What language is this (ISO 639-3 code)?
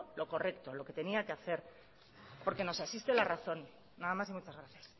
spa